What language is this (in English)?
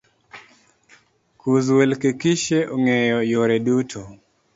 Luo (Kenya and Tanzania)